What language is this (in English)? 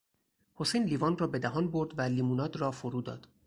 Persian